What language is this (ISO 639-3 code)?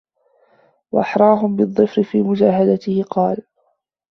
ara